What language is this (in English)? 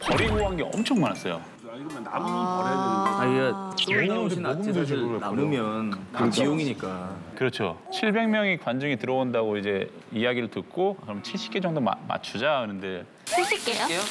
Korean